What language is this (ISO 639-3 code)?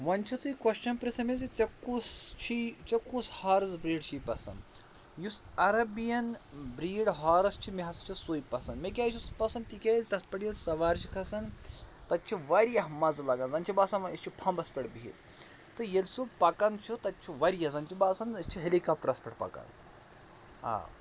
kas